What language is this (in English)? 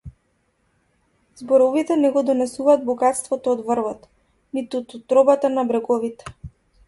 Macedonian